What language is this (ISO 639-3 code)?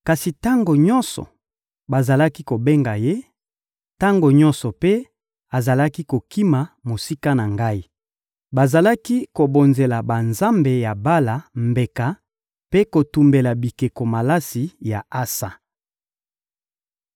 lin